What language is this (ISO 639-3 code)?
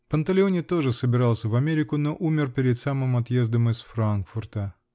rus